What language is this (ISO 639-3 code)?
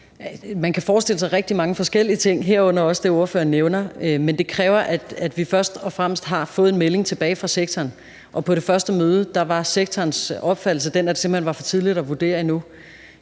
dan